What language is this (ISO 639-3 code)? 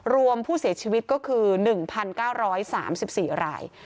tha